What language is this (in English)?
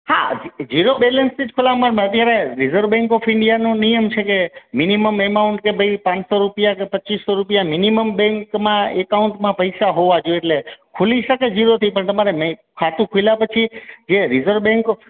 Gujarati